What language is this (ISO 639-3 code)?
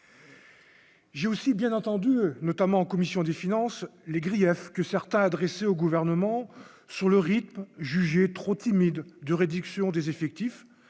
fra